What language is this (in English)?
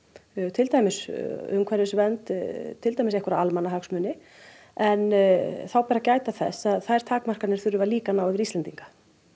Icelandic